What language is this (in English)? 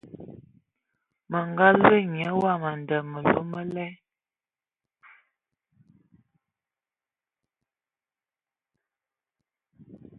Ewondo